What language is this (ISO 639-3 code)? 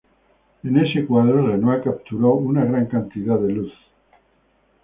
spa